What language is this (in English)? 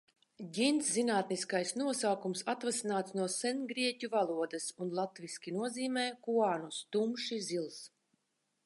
Latvian